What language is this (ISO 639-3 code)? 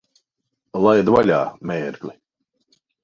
lav